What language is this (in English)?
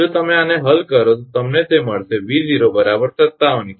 Gujarati